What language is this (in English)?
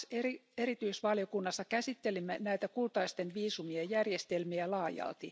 Finnish